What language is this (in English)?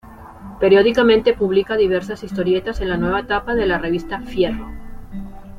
Spanish